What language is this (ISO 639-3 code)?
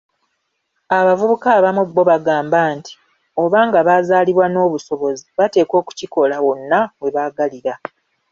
lug